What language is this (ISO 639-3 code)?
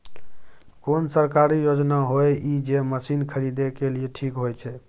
mai